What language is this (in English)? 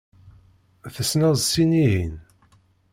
Kabyle